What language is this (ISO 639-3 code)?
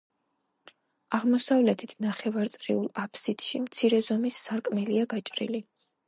kat